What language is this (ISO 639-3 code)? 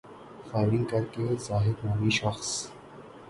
urd